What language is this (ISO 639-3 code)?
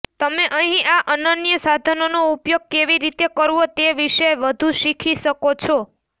guj